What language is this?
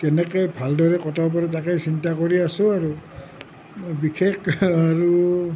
Assamese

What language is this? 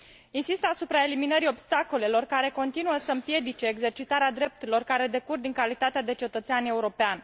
Romanian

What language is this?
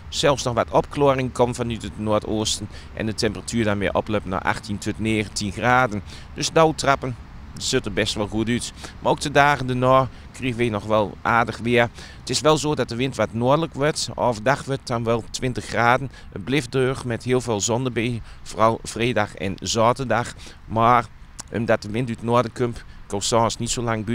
Dutch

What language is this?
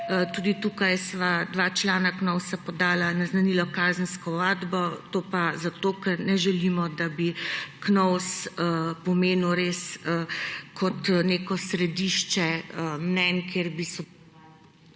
Slovenian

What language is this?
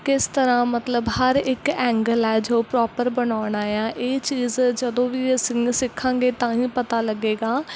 Punjabi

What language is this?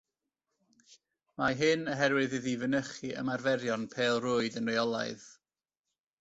Welsh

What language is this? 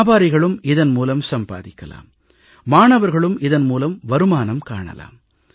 Tamil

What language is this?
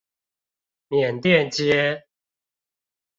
Chinese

